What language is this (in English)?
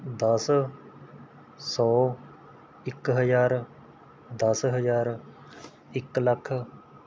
Punjabi